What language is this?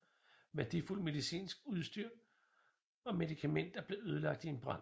Danish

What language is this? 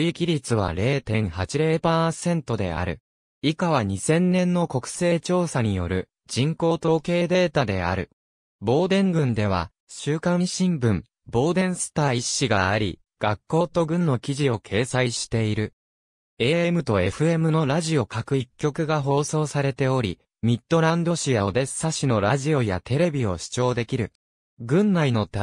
Japanese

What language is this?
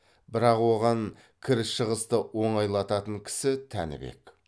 Kazakh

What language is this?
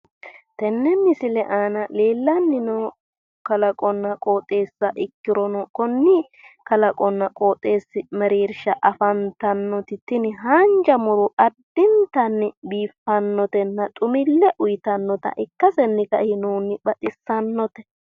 Sidamo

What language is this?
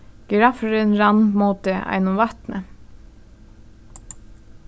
Faroese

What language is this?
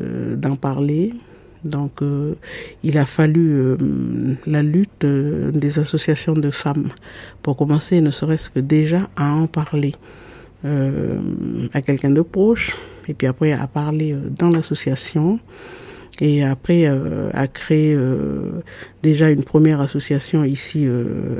French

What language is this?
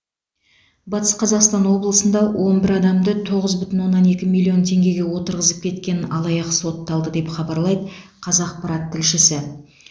Kazakh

